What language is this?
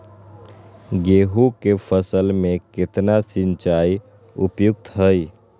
Magahi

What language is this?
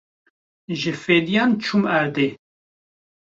Kurdish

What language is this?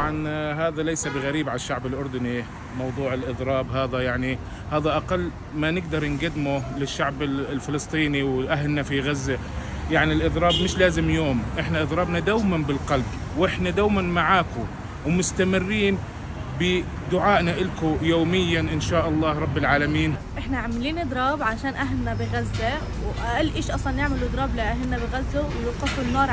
Arabic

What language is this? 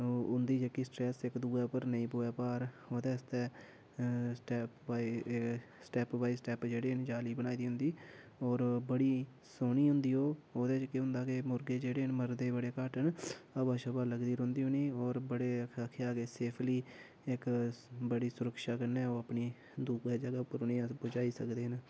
Dogri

